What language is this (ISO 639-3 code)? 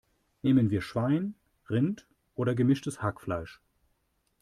deu